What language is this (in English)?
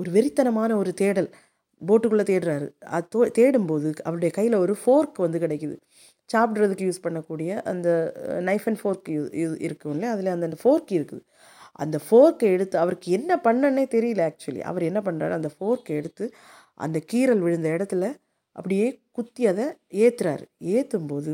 Tamil